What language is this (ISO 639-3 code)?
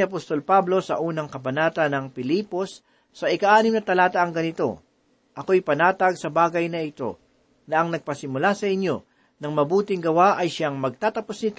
fil